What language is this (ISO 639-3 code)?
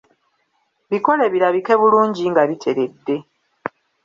lug